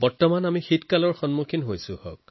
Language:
Assamese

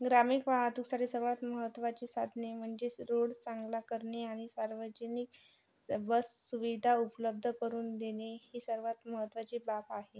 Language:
Marathi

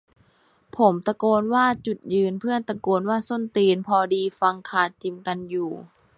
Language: Thai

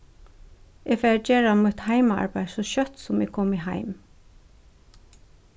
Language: Faroese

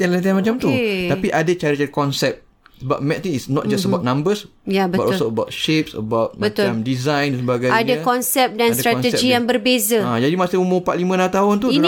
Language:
Malay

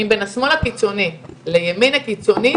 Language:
Hebrew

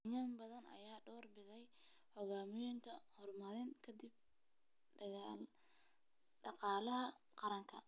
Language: Somali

